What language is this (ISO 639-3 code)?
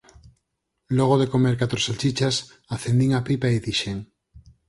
glg